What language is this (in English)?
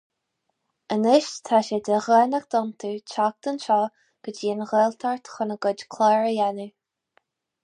Irish